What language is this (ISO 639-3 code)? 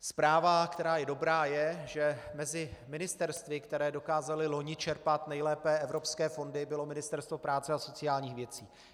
ces